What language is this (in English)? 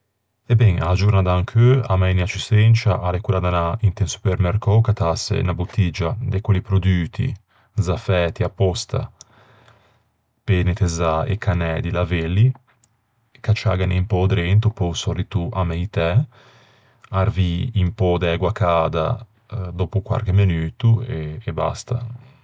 Ligurian